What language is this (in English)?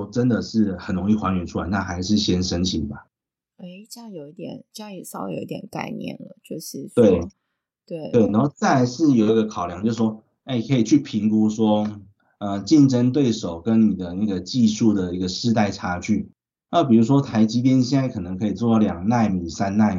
Chinese